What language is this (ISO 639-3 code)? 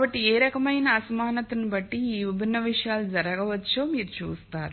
tel